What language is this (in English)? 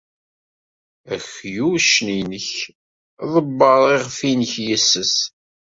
Kabyle